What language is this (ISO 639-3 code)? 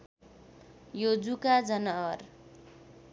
nep